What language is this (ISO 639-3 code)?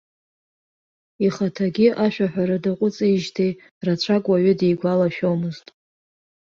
abk